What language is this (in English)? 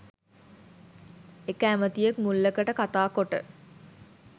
Sinhala